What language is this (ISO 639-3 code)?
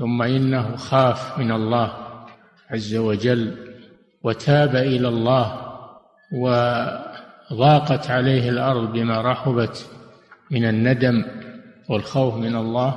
ara